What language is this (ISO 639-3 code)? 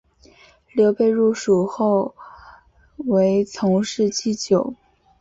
zho